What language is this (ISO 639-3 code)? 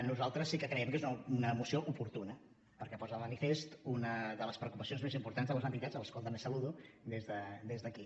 cat